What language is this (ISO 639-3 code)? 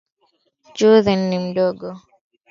swa